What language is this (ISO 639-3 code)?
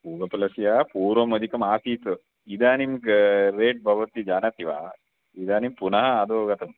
san